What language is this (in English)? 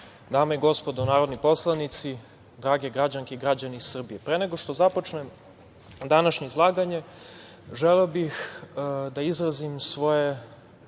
Serbian